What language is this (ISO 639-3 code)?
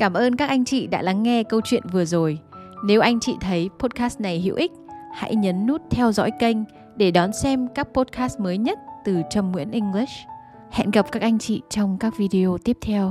vie